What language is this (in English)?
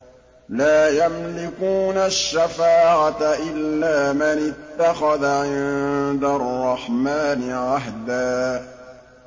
Arabic